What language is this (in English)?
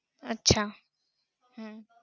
Marathi